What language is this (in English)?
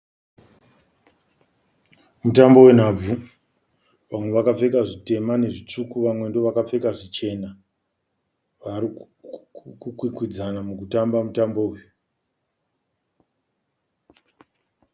Shona